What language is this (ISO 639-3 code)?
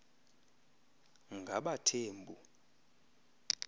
xho